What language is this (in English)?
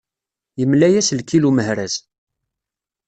Kabyle